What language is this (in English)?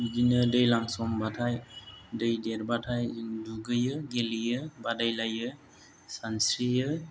Bodo